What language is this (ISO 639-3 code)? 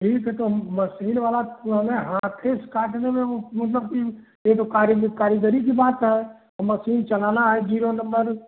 hin